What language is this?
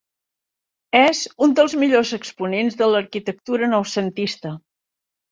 Catalan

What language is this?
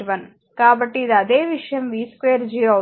Telugu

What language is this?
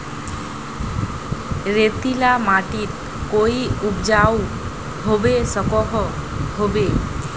Magahi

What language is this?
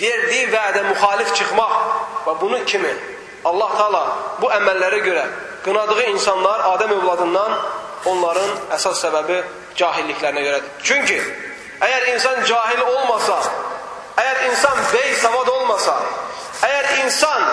Turkish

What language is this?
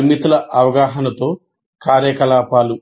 Telugu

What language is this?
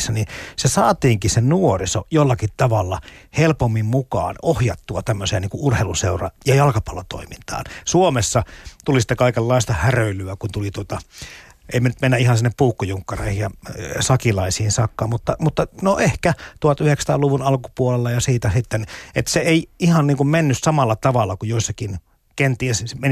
Finnish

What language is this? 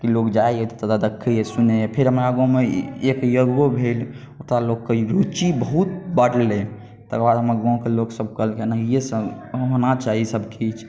Maithili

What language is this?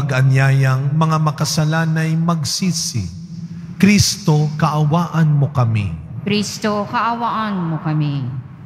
Filipino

